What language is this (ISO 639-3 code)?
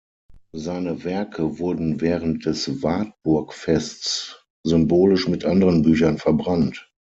deu